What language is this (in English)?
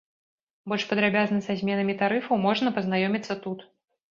Belarusian